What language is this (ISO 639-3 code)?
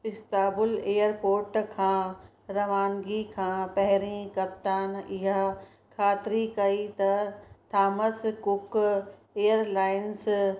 snd